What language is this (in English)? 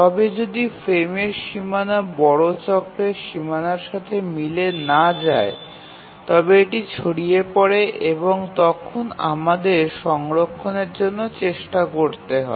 Bangla